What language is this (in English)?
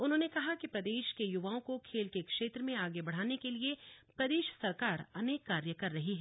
Hindi